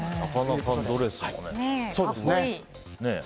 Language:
Japanese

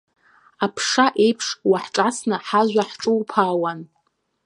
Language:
Abkhazian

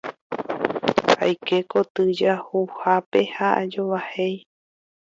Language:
Guarani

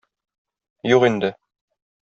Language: Tatar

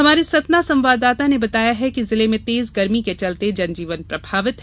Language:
Hindi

